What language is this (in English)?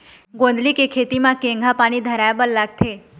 Chhattisgarhi